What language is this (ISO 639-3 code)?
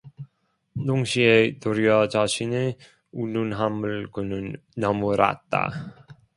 kor